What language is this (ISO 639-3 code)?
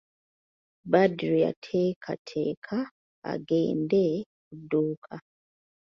lug